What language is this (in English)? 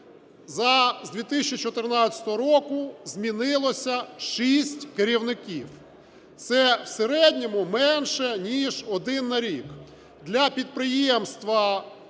Ukrainian